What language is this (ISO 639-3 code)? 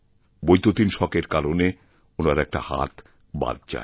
ben